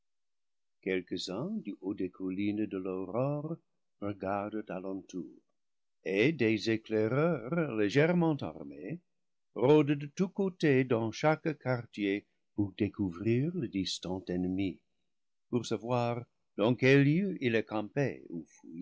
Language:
French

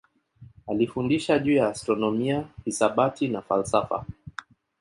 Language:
Swahili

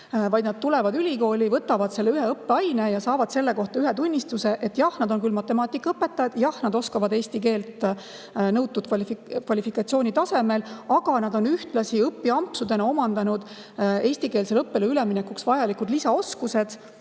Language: Estonian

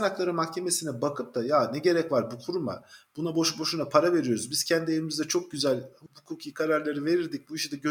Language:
Turkish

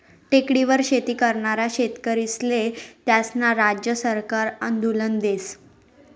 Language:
Marathi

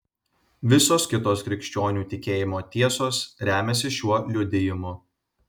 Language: Lithuanian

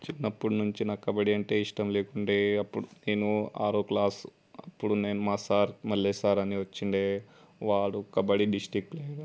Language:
Telugu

